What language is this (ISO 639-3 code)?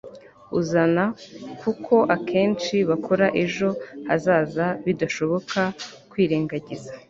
kin